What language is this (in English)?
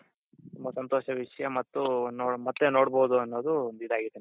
Kannada